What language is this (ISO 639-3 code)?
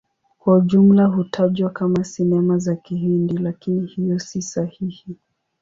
swa